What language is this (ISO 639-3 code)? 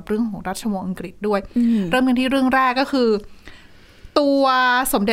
tha